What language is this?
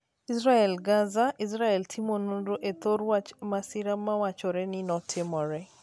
Luo (Kenya and Tanzania)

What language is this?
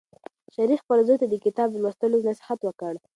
Pashto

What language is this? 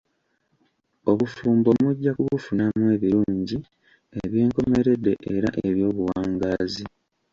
Ganda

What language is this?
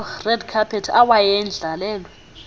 Xhosa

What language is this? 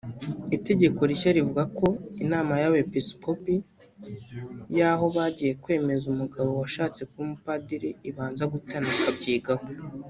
Kinyarwanda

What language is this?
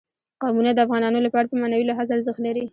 Pashto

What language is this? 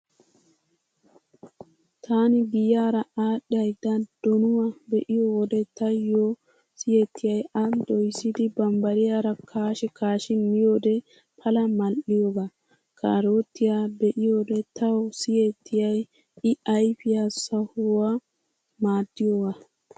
Wolaytta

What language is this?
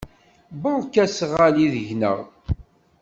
Kabyle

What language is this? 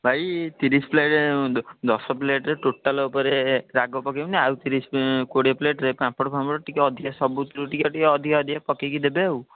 Odia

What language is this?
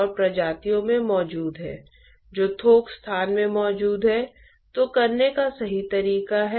Hindi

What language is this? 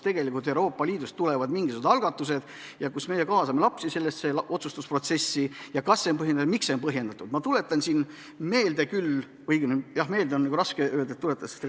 Estonian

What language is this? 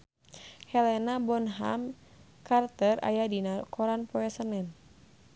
Sundanese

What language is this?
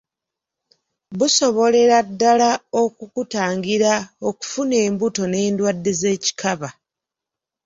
Ganda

